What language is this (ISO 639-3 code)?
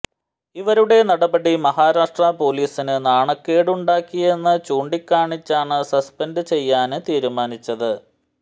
mal